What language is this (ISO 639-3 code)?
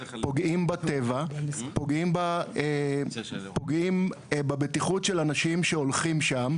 heb